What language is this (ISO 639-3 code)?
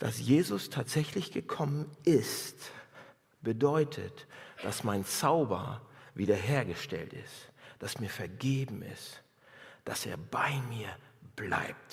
deu